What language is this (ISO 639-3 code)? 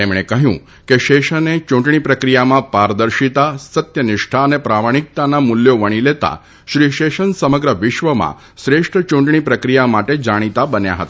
guj